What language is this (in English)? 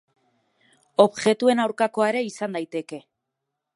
Basque